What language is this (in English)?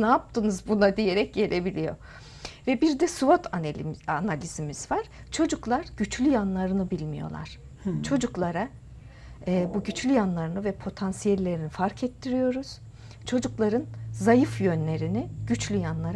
Turkish